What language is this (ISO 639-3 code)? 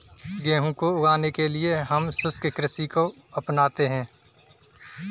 hin